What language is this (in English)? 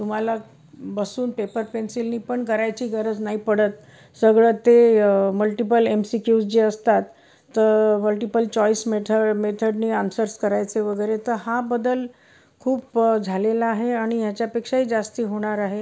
Marathi